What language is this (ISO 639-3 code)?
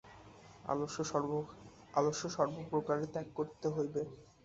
ben